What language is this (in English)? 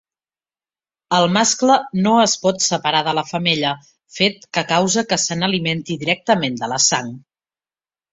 Catalan